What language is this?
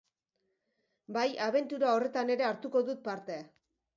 Basque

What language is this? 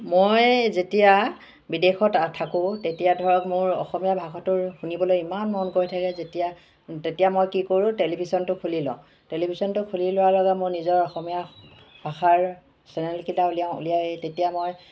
Assamese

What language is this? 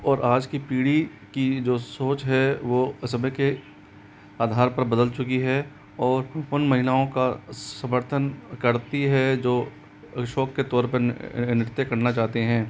Hindi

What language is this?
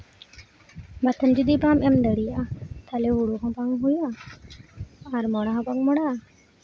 Santali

